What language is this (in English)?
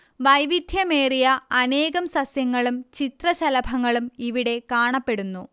Malayalam